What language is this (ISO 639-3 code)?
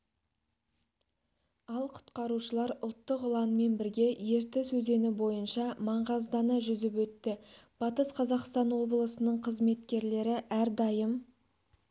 kaz